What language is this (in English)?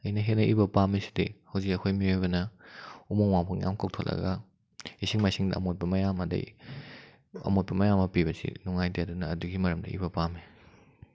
Manipuri